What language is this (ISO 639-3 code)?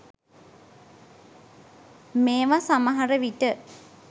sin